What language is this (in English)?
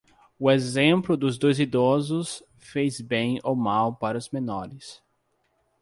Portuguese